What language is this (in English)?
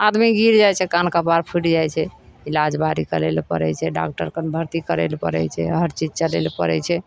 Maithili